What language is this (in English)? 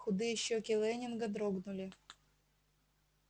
Russian